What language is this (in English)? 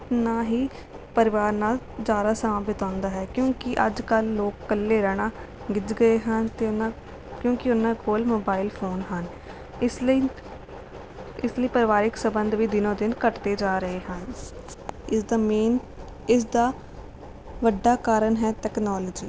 Punjabi